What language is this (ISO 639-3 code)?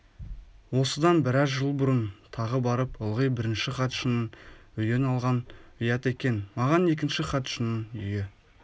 kaz